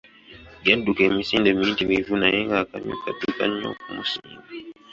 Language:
Ganda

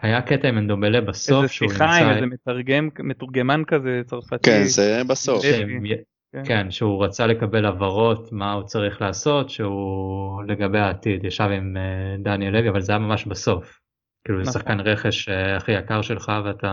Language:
Hebrew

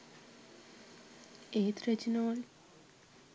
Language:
Sinhala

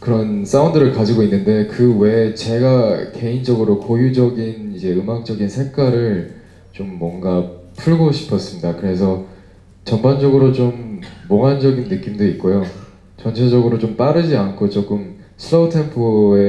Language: Korean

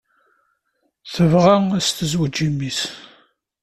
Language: Kabyle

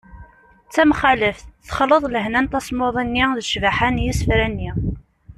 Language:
Kabyle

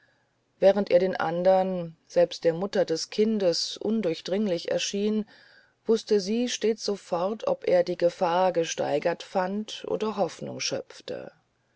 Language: German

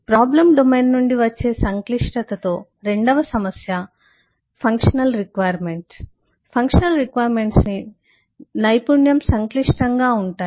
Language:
Telugu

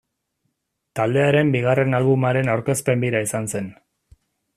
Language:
Basque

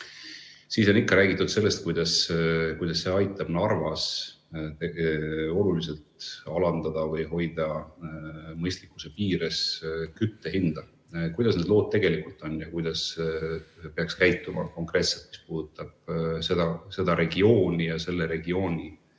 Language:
Estonian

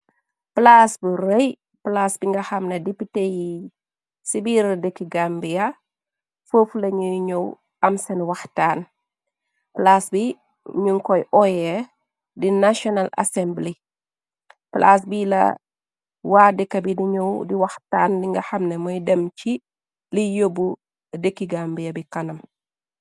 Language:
Wolof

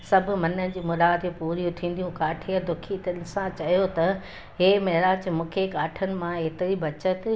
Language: Sindhi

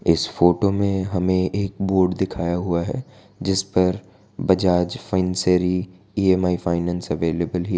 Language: Hindi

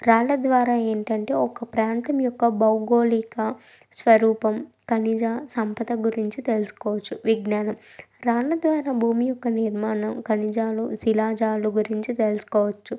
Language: Telugu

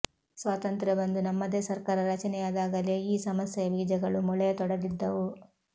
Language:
Kannada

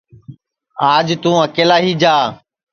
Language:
Sansi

